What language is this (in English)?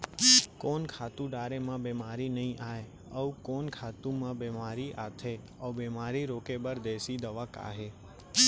Chhattisgarhi